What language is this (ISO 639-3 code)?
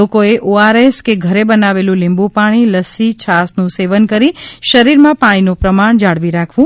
guj